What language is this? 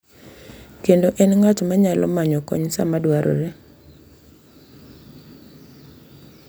Luo (Kenya and Tanzania)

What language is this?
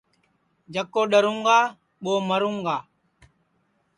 Sansi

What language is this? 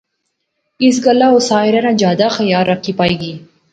Pahari-Potwari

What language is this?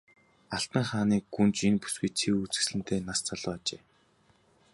Mongolian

